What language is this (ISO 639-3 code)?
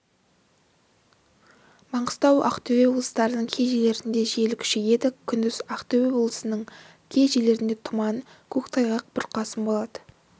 kaz